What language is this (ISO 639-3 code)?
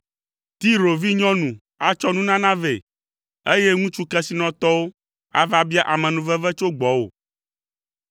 ewe